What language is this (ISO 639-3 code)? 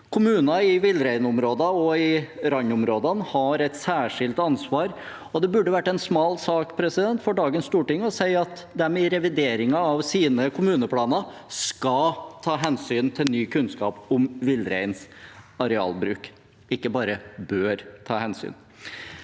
nor